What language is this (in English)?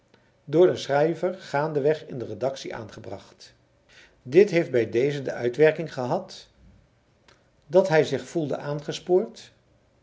Dutch